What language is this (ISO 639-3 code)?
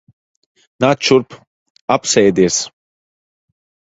lav